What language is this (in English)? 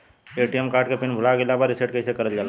Bhojpuri